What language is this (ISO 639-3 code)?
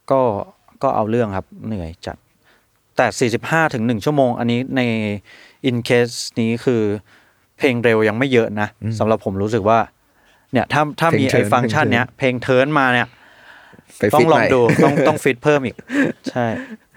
tha